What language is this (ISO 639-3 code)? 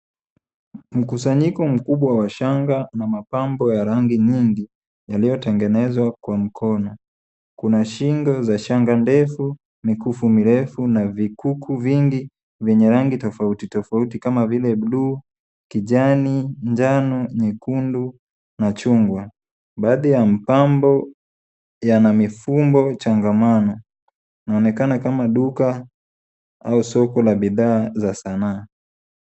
swa